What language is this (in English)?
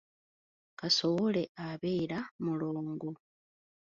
Ganda